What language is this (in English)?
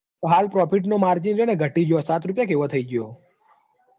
Gujarati